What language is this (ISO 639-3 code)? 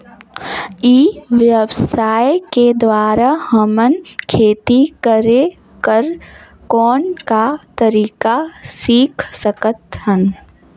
hne